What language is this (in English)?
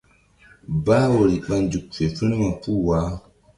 Mbum